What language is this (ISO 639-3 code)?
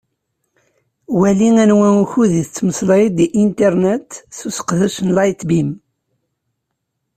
kab